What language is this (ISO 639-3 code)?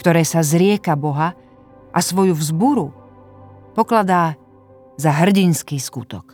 slk